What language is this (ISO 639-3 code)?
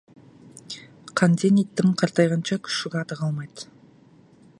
kaz